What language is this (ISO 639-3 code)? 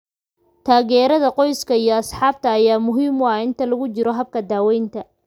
som